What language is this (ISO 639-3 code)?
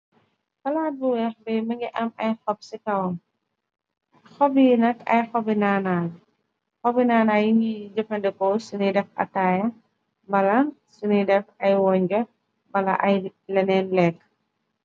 wol